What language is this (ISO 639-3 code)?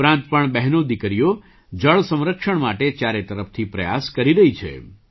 guj